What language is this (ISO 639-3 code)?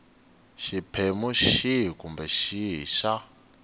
tso